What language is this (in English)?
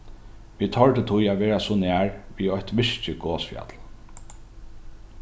Faroese